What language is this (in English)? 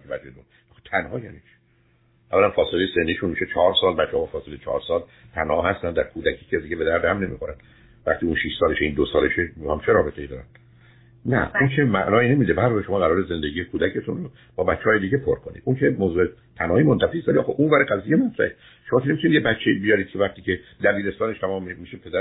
Persian